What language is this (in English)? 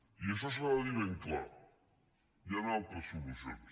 Catalan